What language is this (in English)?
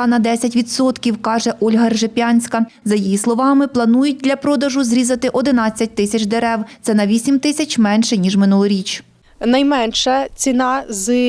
Ukrainian